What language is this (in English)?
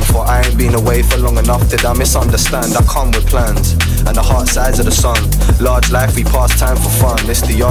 English